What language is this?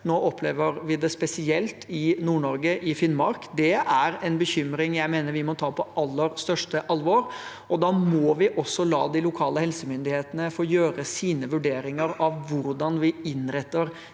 Norwegian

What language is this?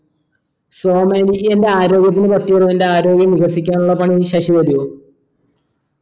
Malayalam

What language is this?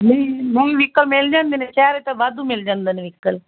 Punjabi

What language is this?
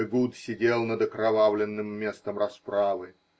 Russian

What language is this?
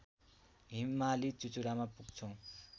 Nepali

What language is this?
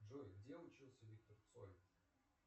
Russian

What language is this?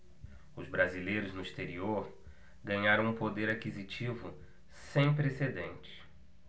Portuguese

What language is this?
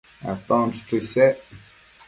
Matsés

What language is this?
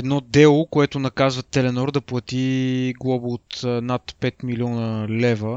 Bulgarian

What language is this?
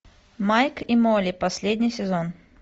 Russian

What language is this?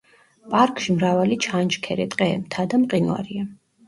Georgian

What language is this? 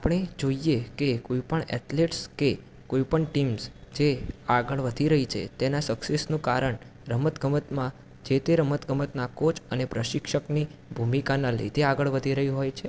Gujarati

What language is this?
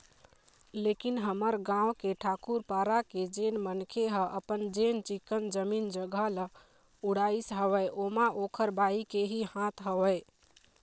Chhattisgarhi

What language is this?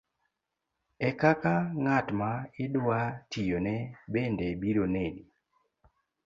Luo (Kenya and Tanzania)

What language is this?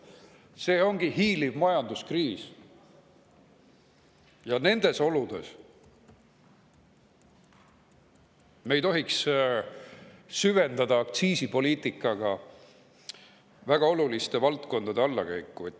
Estonian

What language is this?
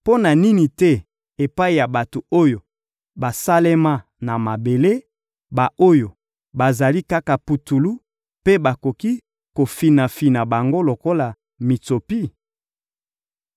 Lingala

